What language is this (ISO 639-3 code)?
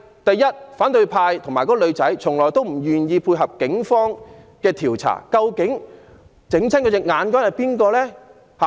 yue